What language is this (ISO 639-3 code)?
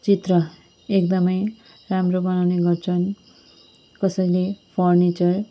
nep